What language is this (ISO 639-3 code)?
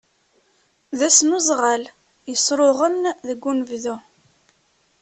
kab